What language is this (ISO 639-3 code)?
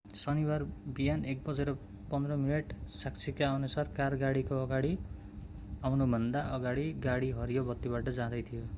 nep